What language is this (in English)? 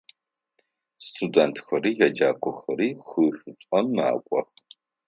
Adyghe